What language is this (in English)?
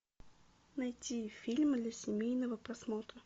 Russian